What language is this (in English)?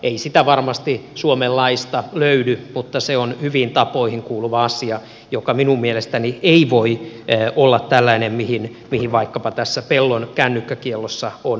Finnish